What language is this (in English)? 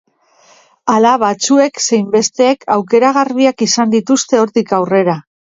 Basque